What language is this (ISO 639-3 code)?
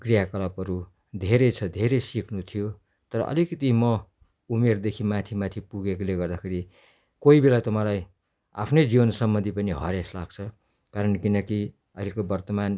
nep